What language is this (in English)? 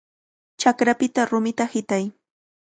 Cajatambo North Lima Quechua